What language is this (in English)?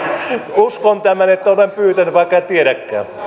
Finnish